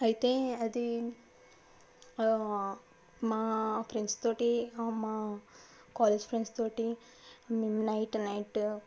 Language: Telugu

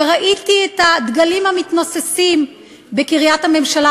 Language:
Hebrew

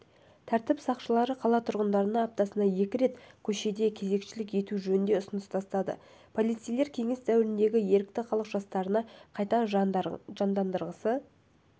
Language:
Kazakh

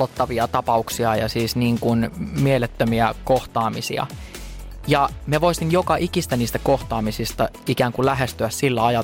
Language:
Finnish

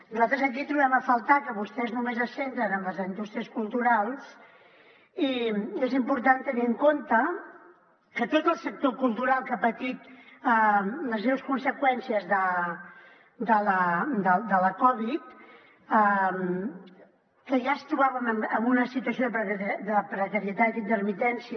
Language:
Catalan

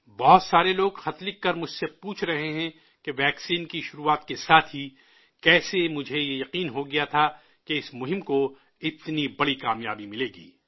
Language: Urdu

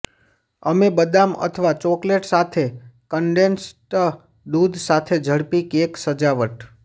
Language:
Gujarati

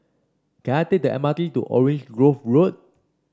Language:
English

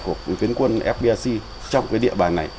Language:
Vietnamese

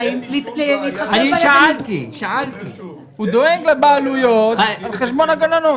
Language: Hebrew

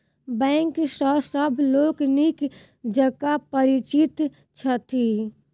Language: Maithili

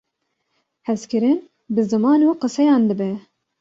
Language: Kurdish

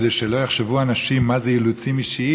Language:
Hebrew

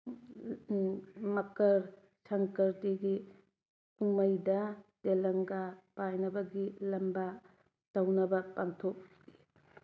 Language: Manipuri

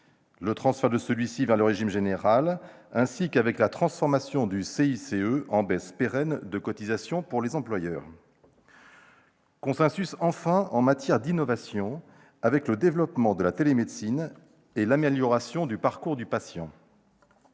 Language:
French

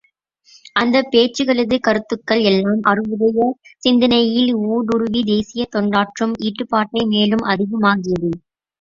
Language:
Tamil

